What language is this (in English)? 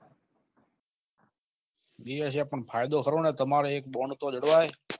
Gujarati